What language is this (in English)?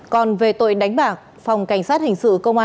Vietnamese